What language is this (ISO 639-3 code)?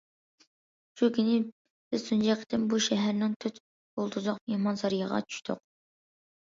uig